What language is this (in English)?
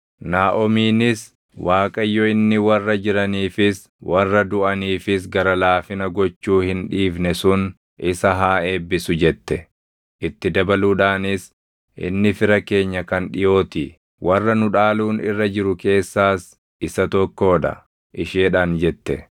Oromo